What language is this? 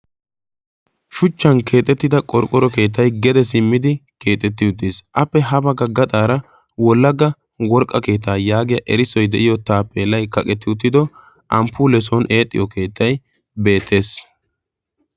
Wolaytta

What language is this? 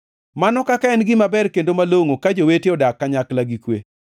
Luo (Kenya and Tanzania)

